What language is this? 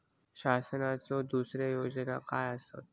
Marathi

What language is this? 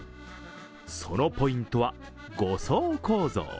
Japanese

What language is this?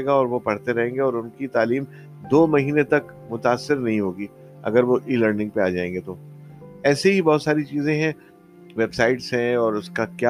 Urdu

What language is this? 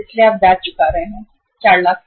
Hindi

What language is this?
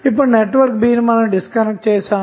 Telugu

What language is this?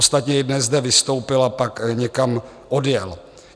Czech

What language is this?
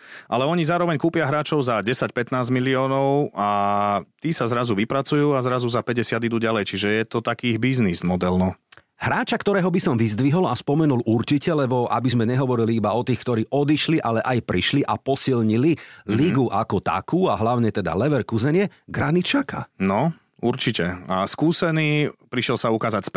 Slovak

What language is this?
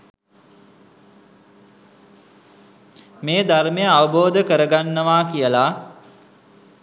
Sinhala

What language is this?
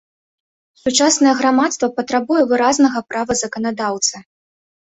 Belarusian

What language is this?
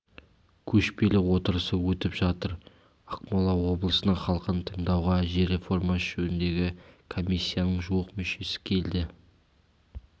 Kazakh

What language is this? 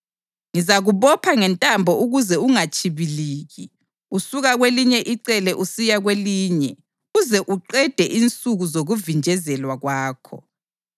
North Ndebele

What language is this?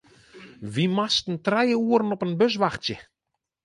Western Frisian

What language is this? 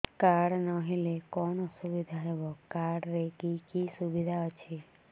Odia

